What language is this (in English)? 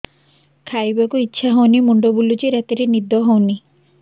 Odia